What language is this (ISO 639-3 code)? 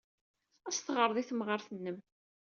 kab